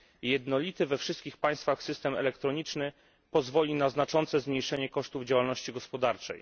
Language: Polish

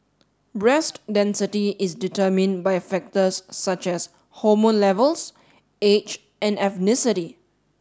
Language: English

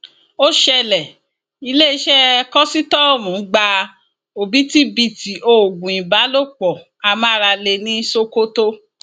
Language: Yoruba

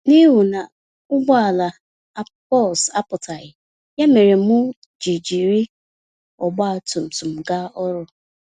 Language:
Igbo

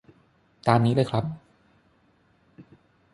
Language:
Thai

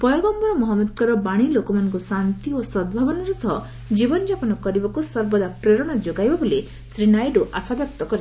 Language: Odia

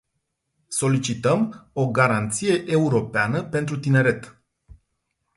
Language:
Romanian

